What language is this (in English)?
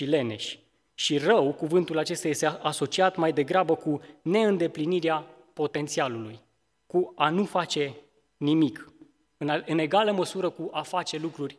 Romanian